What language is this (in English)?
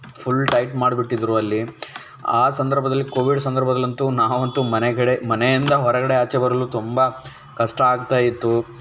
Kannada